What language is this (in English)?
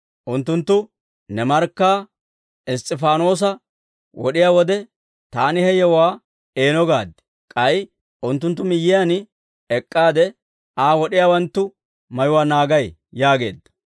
Dawro